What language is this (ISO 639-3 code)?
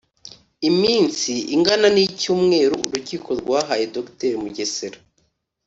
kin